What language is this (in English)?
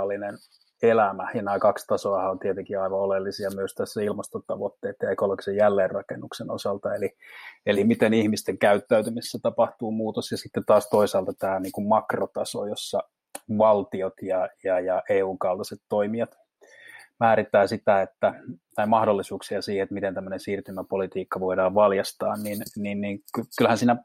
Finnish